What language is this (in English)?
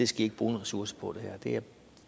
Danish